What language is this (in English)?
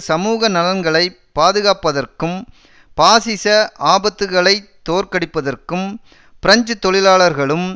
Tamil